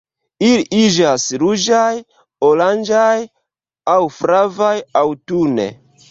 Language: Esperanto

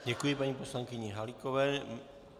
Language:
Czech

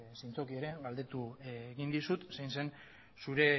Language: Basque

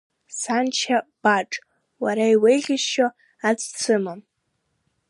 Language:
Abkhazian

